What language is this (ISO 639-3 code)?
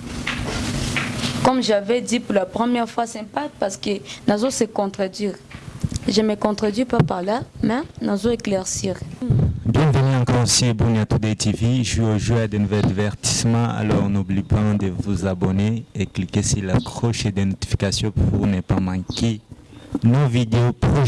fra